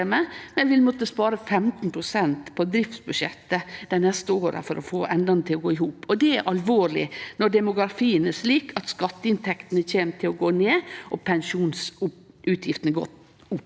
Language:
Norwegian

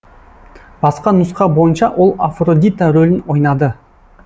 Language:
Kazakh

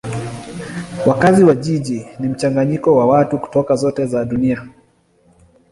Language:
Swahili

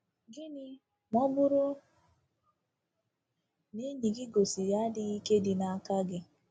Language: Igbo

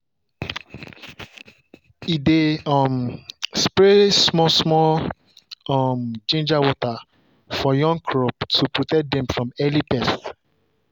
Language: Nigerian Pidgin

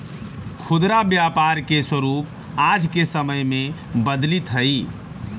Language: Magahi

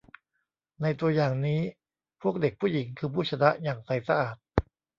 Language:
Thai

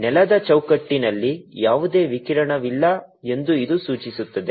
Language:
Kannada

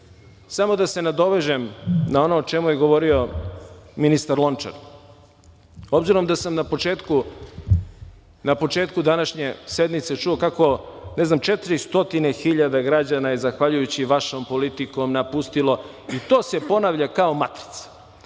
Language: Serbian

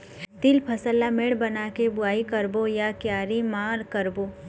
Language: Chhattisgarhi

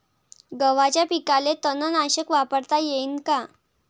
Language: Marathi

